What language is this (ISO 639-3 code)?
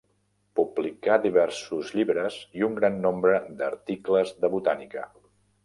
cat